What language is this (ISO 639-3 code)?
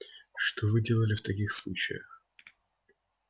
rus